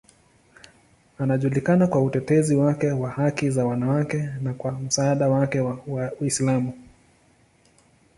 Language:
Swahili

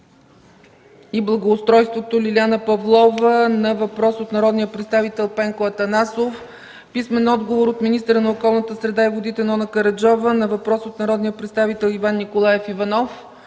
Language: Bulgarian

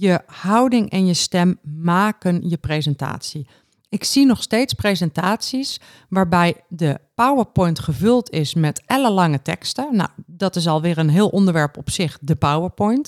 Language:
Dutch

